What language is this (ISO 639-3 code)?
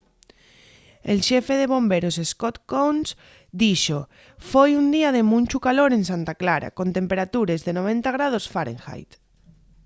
ast